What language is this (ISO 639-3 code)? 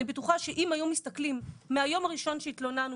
heb